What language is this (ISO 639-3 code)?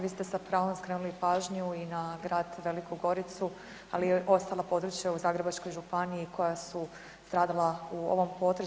hrv